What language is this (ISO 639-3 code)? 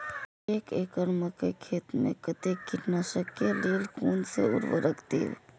mai